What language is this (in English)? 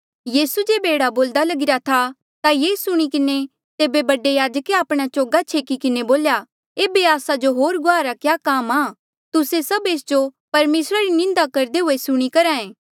Mandeali